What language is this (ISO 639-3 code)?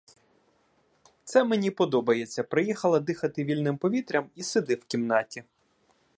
ukr